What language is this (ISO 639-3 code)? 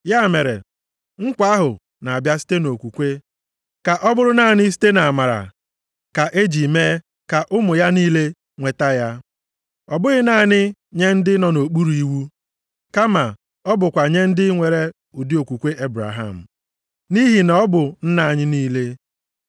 ibo